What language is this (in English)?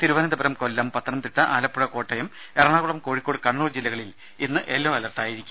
Malayalam